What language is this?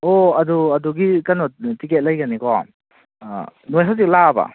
Manipuri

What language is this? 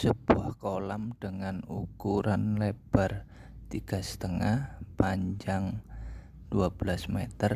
Indonesian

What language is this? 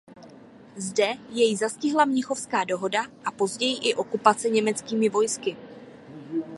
Czech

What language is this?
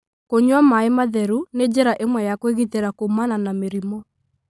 Kikuyu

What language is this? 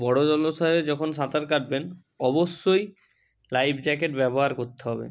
Bangla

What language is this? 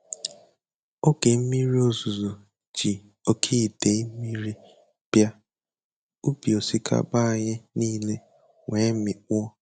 Igbo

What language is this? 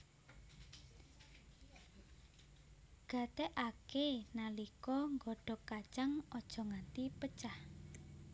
Javanese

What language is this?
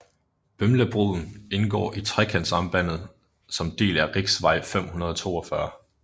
Danish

